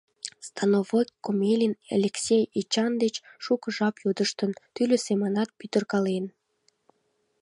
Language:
Mari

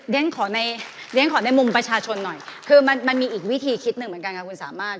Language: Thai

